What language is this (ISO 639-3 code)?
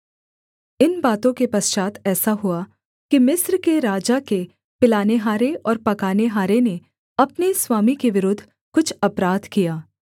hin